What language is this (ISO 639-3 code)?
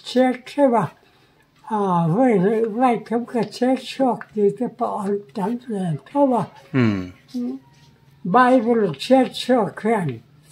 tha